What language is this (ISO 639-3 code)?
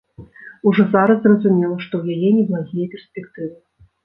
bel